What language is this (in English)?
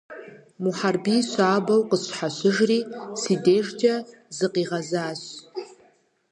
Kabardian